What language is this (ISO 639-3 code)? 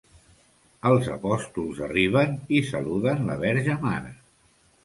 cat